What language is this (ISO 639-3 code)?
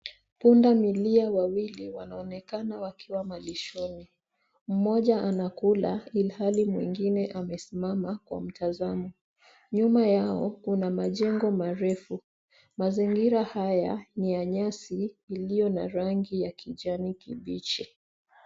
swa